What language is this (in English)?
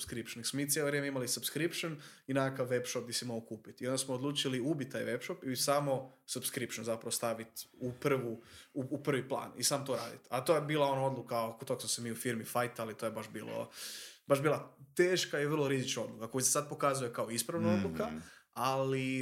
Croatian